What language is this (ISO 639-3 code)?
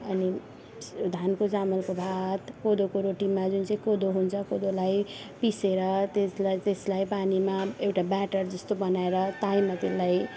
nep